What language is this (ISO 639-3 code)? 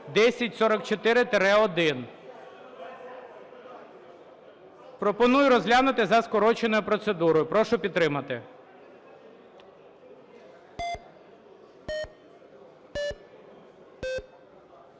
ukr